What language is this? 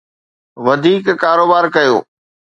Sindhi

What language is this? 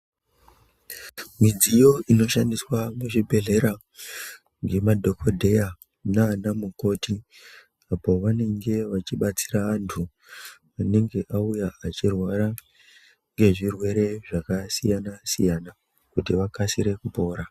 Ndau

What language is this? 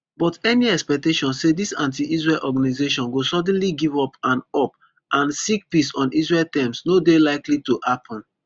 Nigerian Pidgin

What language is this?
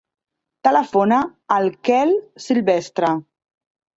Catalan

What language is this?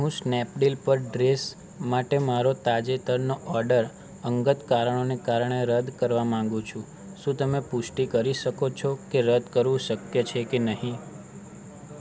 Gujarati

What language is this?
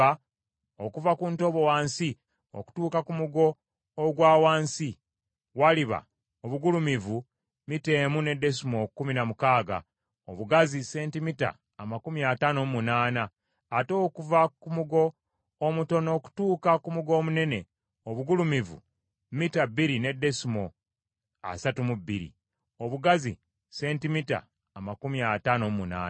Ganda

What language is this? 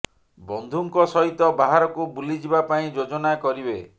Odia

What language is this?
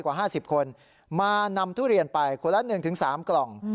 Thai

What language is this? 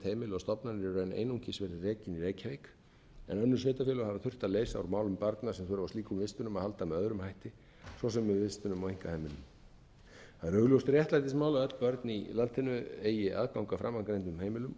Icelandic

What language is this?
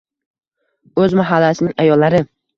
Uzbek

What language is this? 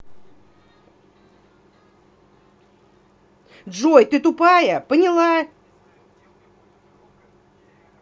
Russian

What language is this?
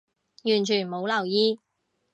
Cantonese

